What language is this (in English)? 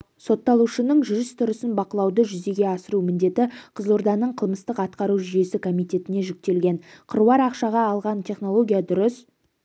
Kazakh